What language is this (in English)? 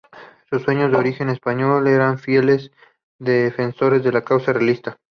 Spanish